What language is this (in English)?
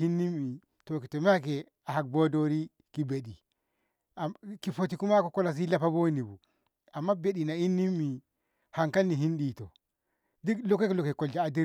Ngamo